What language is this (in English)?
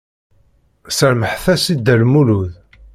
Kabyle